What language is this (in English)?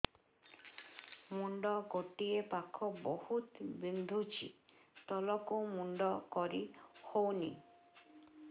Odia